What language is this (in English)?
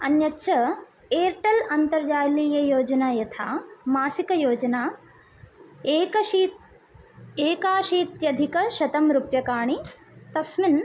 Sanskrit